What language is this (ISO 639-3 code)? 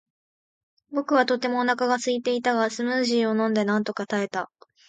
jpn